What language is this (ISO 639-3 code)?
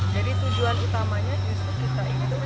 ind